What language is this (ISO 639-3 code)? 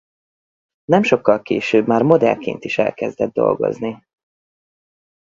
hun